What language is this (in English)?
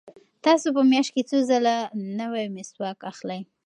Pashto